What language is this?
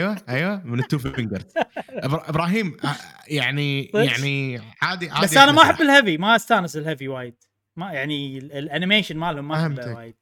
Arabic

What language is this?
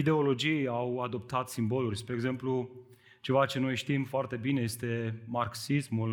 Romanian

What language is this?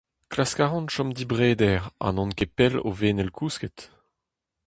Breton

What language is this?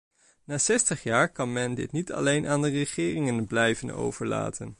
Dutch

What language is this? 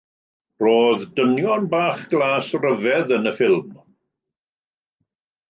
Welsh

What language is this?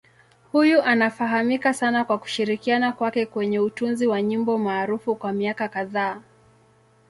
Swahili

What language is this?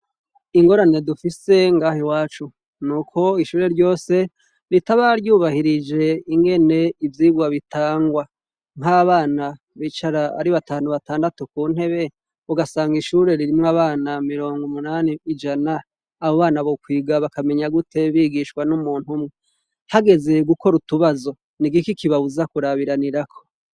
Rundi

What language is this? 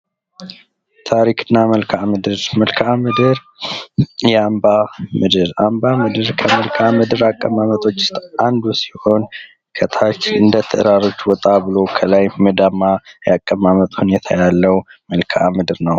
Amharic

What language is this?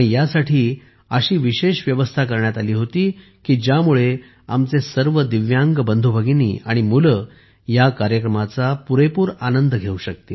Marathi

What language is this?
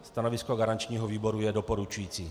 Czech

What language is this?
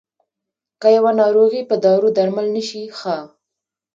Pashto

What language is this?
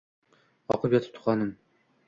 Uzbek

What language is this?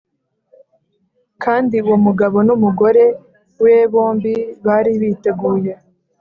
Kinyarwanda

